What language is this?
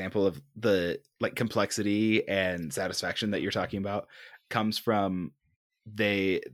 English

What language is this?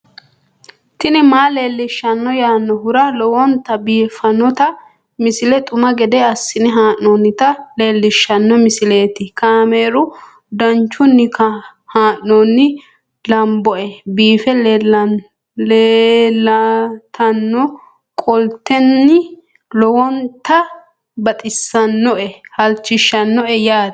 Sidamo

